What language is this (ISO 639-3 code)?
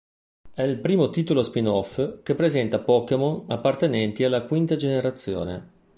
ita